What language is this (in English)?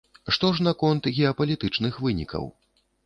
Belarusian